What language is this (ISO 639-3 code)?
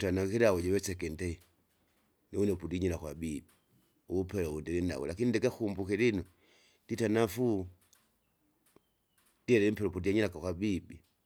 zga